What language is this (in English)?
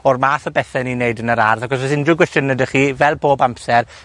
Welsh